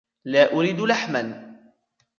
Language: Arabic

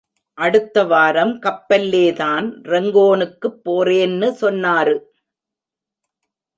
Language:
Tamil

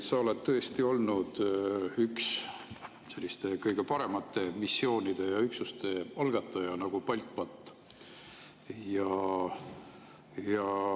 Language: Estonian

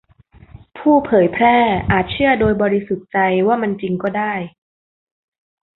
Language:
Thai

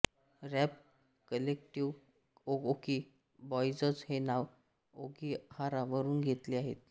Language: Marathi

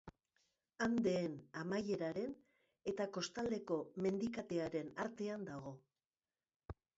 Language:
Basque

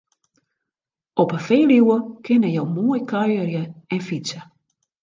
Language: Western Frisian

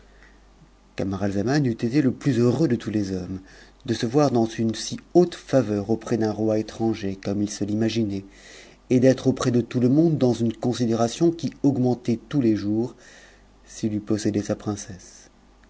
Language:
French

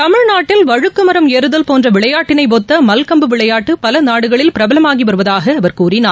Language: Tamil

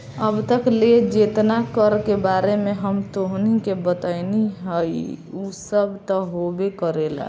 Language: Bhojpuri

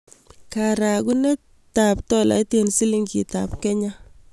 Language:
Kalenjin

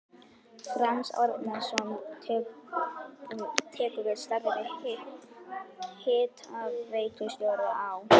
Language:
Icelandic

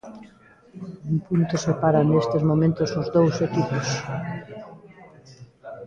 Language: Galician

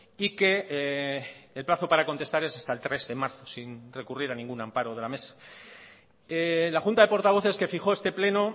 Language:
Spanish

